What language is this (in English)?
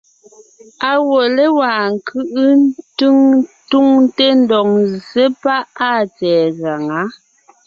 Ngiemboon